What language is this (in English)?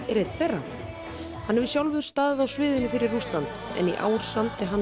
Icelandic